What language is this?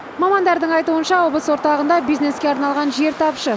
Kazakh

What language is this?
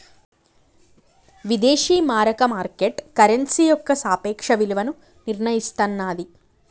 Telugu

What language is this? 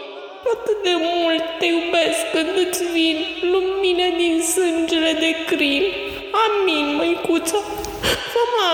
Romanian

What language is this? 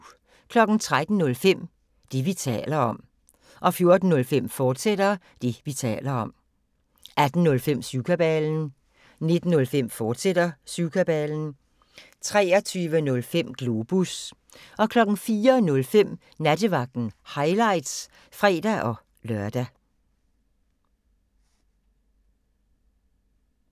Danish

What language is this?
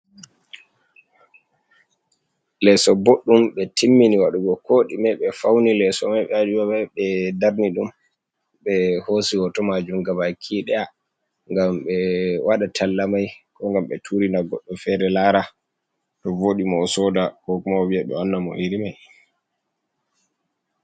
Fula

